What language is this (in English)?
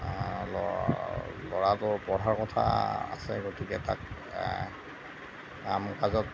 Assamese